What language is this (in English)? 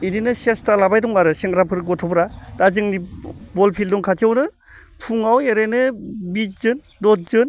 Bodo